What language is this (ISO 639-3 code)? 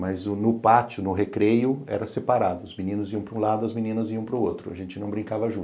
por